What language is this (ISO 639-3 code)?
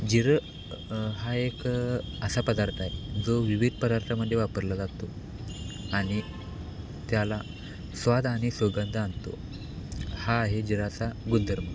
mar